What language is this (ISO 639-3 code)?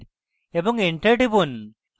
ben